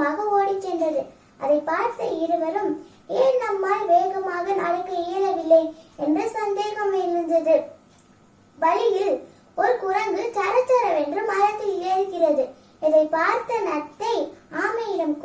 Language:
Japanese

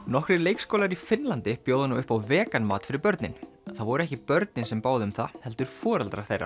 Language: Icelandic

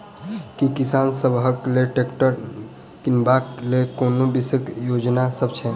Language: Maithili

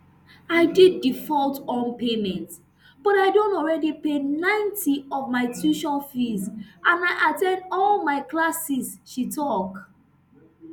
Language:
Nigerian Pidgin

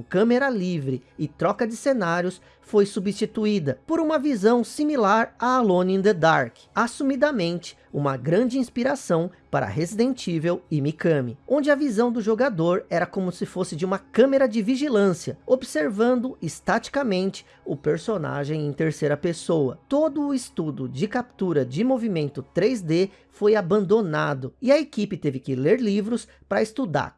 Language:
Portuguese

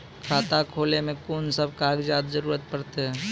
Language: Maithili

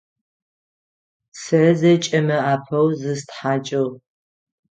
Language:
Adyghe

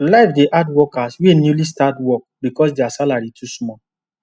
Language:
Nigerian Pidgin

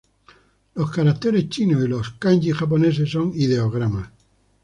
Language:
Spanish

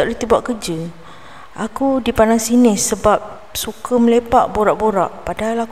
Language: Malay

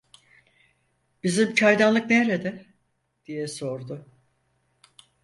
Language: Turkish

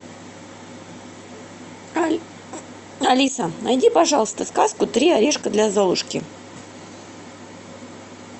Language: Russian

